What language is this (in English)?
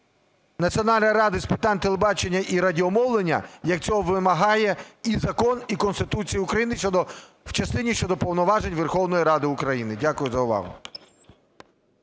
Ukrainian